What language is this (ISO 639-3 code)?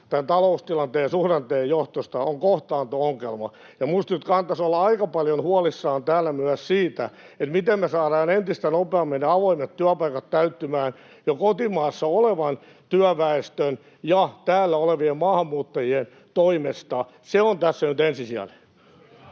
fin